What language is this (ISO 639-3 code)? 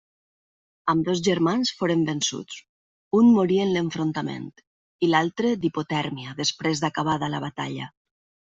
cat